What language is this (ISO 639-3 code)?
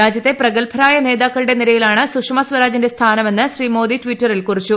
mal